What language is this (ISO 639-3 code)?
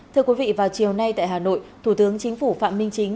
vie